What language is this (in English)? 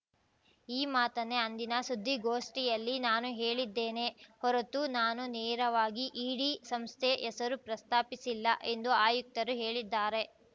Kannada